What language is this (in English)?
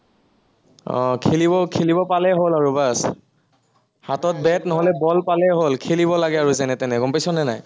Assamese